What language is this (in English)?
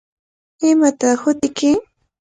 Cajatambo North Lima Quechua